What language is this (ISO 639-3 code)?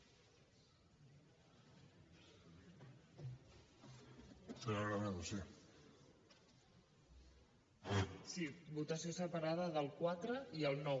cat